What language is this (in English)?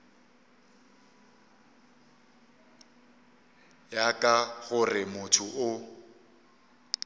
Northern Sotho